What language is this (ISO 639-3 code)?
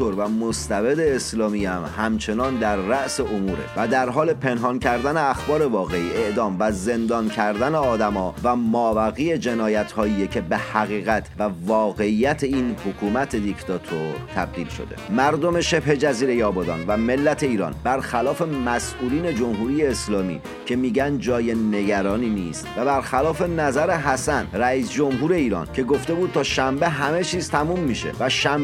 fas